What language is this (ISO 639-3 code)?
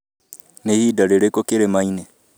kik